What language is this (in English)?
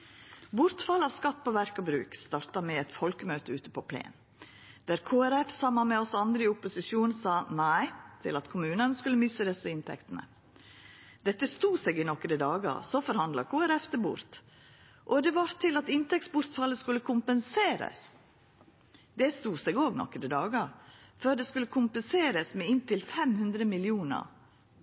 Norwegian Nynorsk